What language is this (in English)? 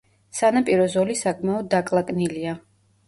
Georgian